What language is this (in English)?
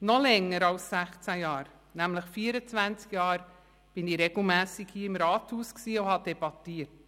Swiss German